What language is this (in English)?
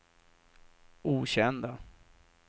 Swedish